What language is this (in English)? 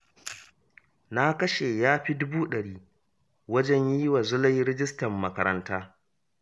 Hausa